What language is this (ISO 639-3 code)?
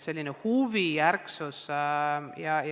est